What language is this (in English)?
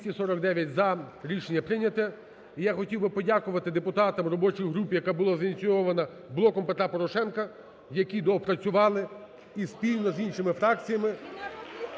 Ukrainian